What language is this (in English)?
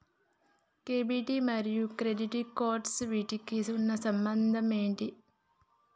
Telugu